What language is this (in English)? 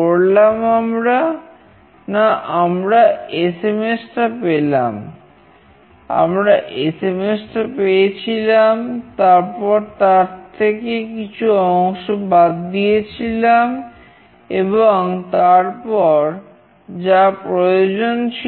Bangla